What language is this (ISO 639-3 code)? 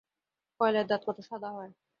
ben